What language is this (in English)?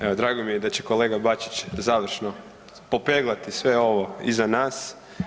Croatian